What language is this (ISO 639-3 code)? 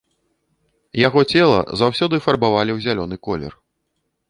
bel